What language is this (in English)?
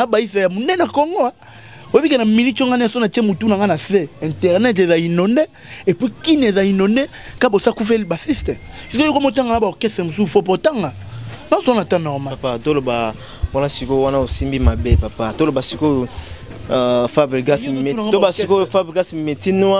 French